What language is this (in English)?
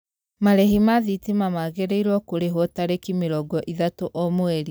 Kikuyu